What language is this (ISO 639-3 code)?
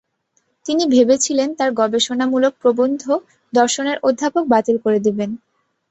ben